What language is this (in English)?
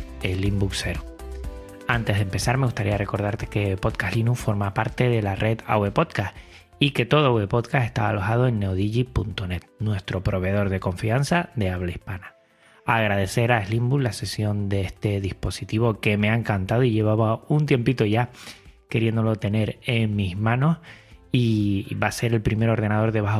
Spanish